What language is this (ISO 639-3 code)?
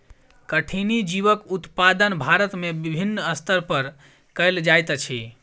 mai